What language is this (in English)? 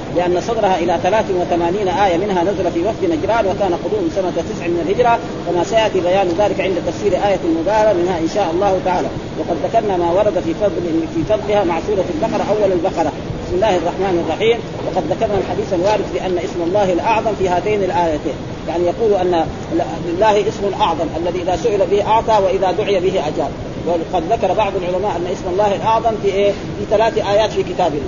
Arabic